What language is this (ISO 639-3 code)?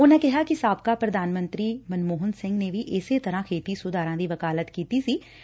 pan